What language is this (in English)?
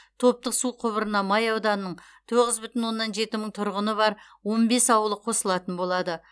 Kazakh